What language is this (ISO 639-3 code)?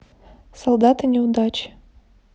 rus